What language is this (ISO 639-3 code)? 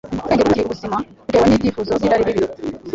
kin